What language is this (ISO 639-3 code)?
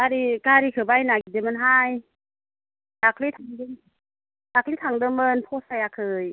brx